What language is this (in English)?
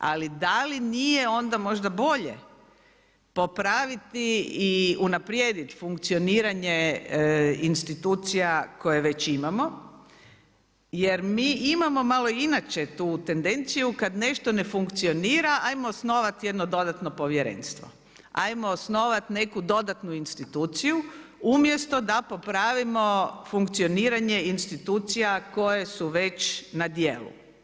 Croatian